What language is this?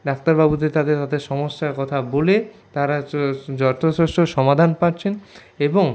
Bangla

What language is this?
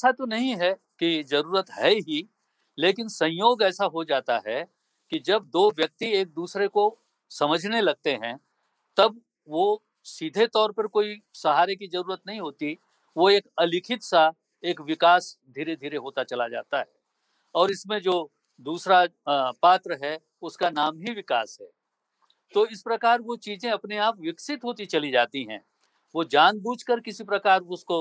Hindi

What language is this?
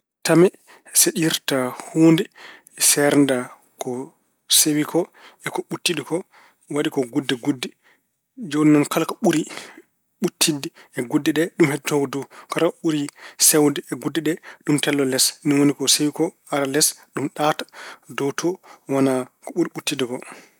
Fula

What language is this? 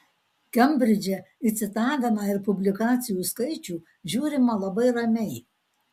Lithuanian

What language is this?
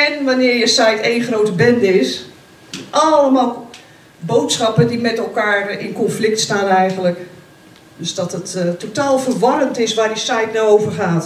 Dutch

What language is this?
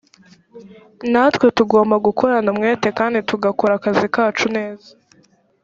Kinyarwanda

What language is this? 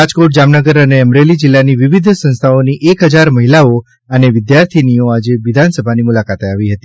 Gujarati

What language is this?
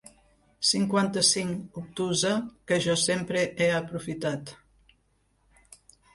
Catalan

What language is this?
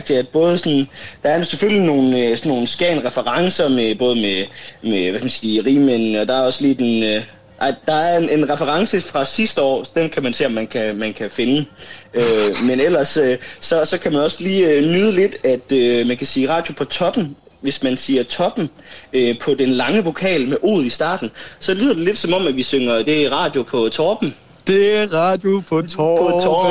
Danish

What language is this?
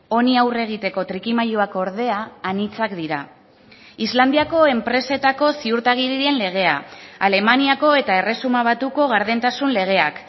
Basque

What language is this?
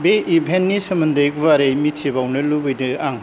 Bodo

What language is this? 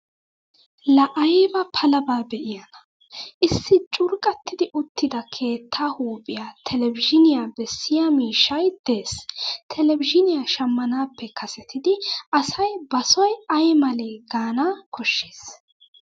Wolaytta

